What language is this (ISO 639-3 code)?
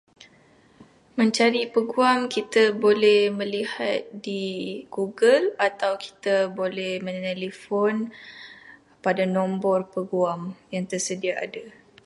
msa